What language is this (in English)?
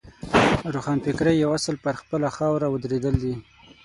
Pashto